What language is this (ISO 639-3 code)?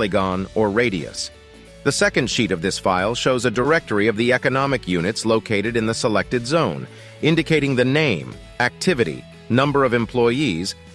eng